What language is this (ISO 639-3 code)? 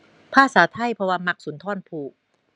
tha